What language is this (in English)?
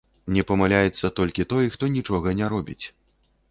Belarusian